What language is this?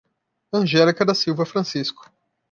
Portuguese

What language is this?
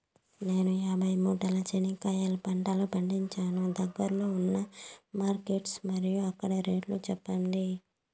Telugu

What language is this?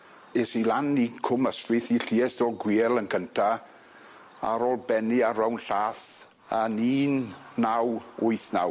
Welsh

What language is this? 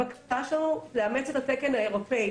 Hebrew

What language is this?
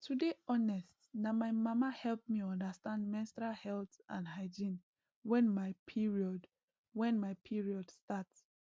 Nigerian Pidgin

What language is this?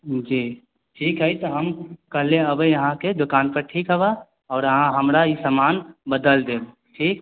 Maithili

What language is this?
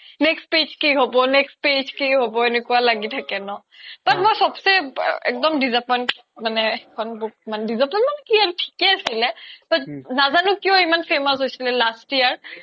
Assamese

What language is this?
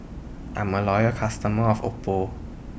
English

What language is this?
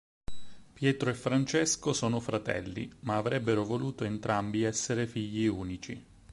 Italian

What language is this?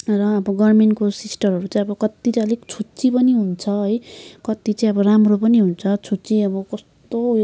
Nepali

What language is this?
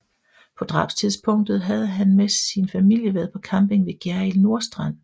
Danish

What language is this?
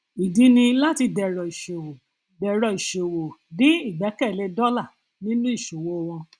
Yoruba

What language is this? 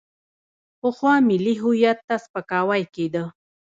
Pashto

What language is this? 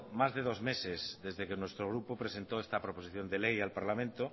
Spanish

